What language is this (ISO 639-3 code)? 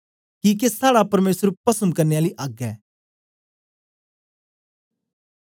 doi